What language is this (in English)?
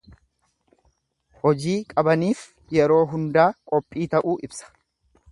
Oromo